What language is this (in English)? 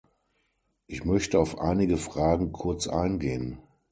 German